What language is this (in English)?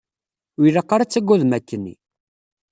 Kabyle